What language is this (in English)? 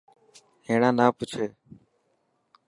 Dhatki